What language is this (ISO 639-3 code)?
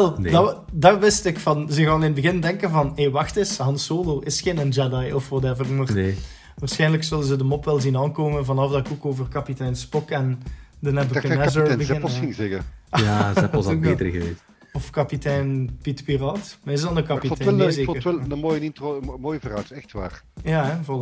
nld